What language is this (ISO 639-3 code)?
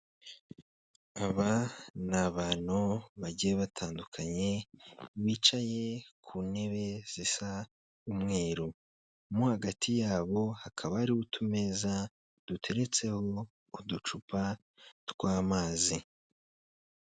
kin